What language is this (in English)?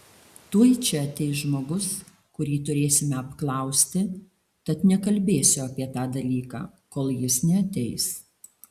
Lithuanian